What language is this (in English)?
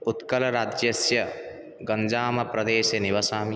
Sanskrit